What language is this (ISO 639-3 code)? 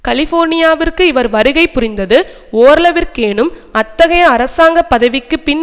tam